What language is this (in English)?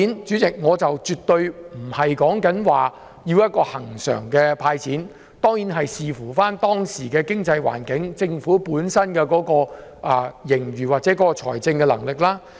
Cantonese